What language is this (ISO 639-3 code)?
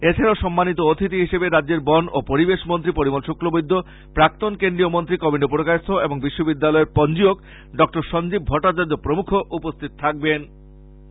ben